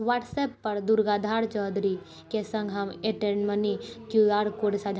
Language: Maithili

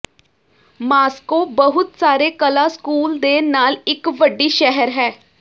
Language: Punjabi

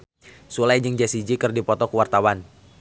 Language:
Sundanese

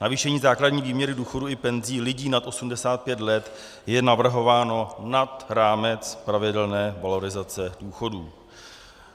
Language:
Czech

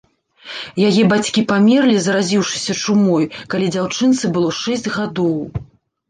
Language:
Belarusian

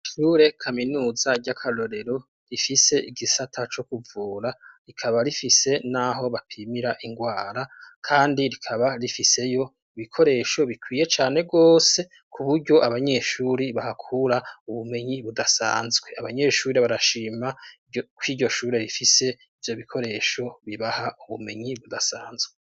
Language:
Rundi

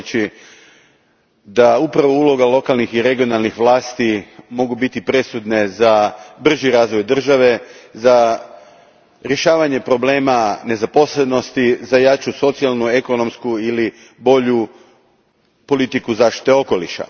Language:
Croatian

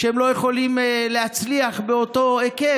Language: Hebrew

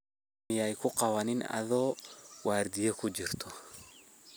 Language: Somali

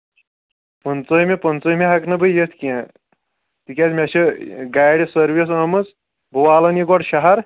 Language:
Kashmiri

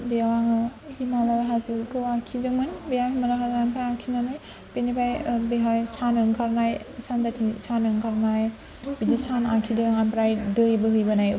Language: Bodo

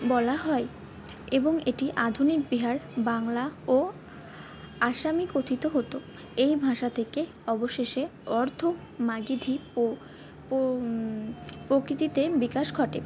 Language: Bangla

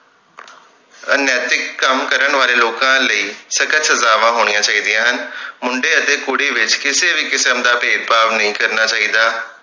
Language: Punjabi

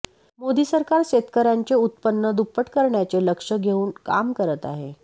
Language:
Marathi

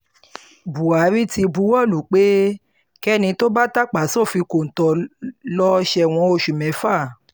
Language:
Yoruba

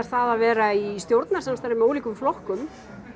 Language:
Icelandic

